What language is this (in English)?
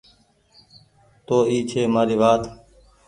Goaria